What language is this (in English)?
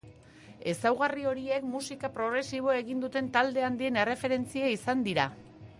Basque